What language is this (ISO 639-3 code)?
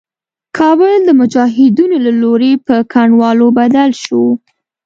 pus